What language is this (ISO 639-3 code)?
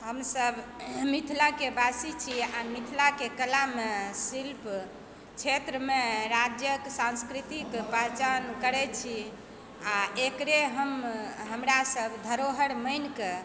mai